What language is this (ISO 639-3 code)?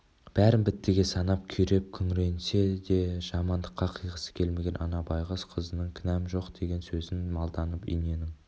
kaz